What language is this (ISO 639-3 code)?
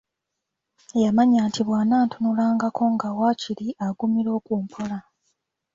lug